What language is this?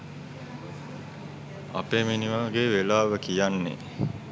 Sinhala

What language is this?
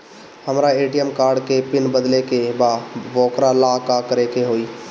Bhojpuri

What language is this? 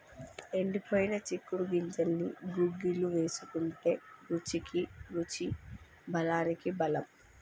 Telugu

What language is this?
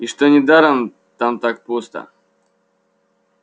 Russian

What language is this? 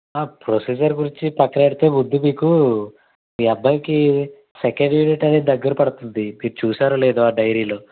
Telugu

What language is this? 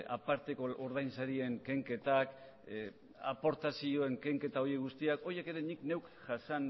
Basque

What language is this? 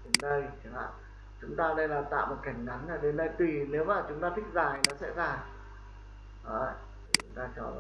Vietnamese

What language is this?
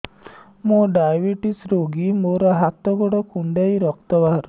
Odia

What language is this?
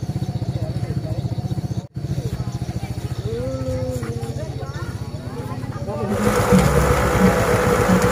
Indonesian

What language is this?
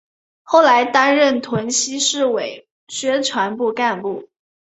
Chinese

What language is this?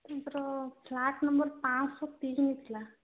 Odia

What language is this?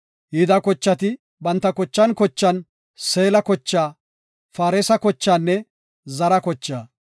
Gofa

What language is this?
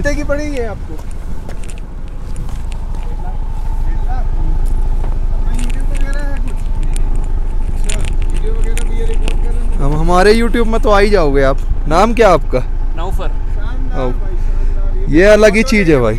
Hindi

